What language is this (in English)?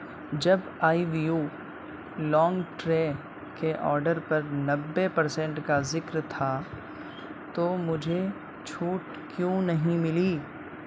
Urdu